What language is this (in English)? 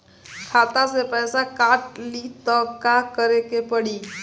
Bhojpuri